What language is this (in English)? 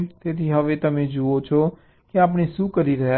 Gujarati